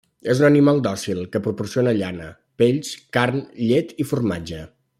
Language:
Catalan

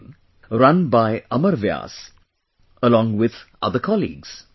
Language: English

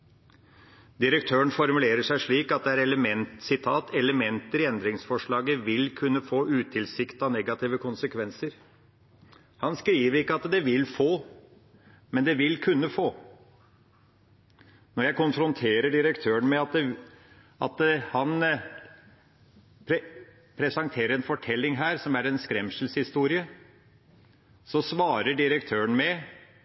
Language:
Norwegian Bokmål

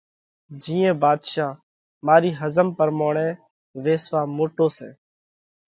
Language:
Parkari Koli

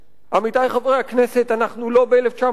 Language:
Hebrew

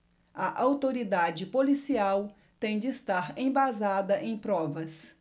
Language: Portuguese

